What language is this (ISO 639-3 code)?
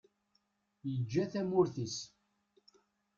kab